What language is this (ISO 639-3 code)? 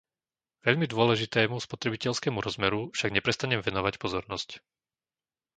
slk